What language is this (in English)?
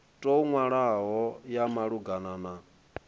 Venda